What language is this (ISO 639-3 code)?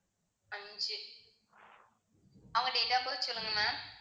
tam